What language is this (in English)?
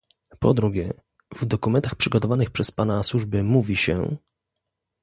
Polish